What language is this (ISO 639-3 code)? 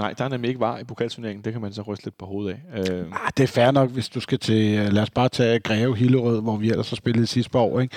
dan